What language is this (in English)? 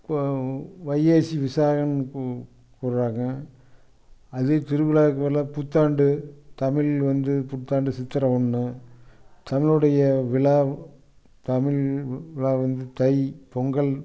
Tamil